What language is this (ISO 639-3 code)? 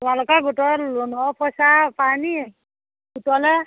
asm